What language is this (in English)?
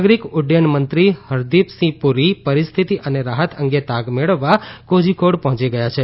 Gujarati